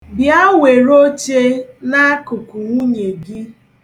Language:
Igbo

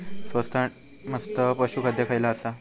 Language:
Marathi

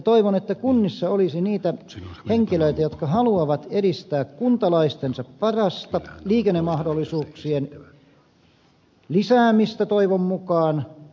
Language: Finnish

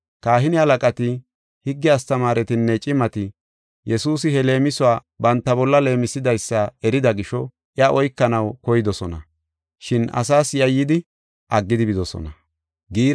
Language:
Gofa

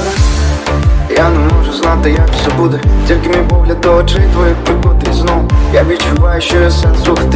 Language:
Russian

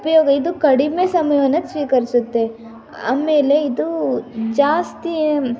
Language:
Kannada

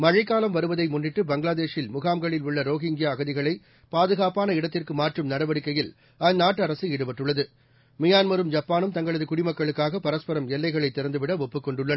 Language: Tamil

